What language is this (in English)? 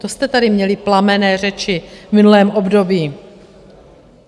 Czech